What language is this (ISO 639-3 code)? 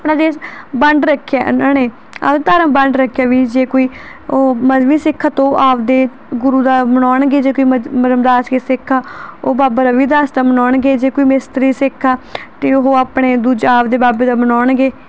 pan